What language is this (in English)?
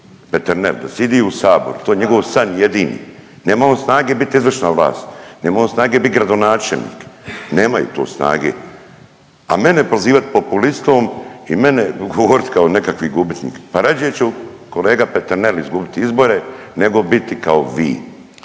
Croatian